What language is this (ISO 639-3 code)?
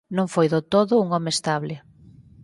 glg